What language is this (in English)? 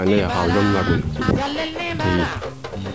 Serer